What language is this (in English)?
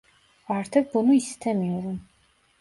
Turkish